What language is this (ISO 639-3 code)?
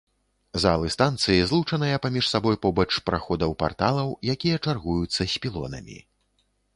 bel